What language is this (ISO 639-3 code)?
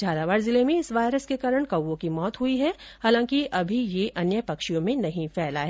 hin